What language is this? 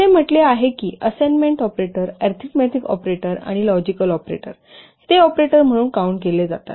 Marathi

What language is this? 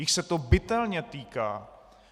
Czech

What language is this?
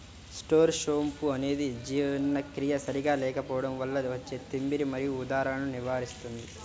Telugu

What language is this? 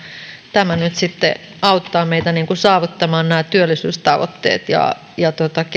Finnish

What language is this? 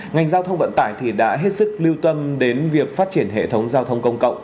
Vietnamese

